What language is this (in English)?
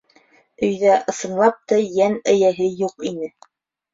Bashkir